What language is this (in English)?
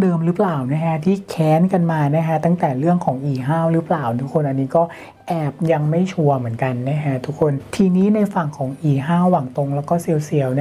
Thai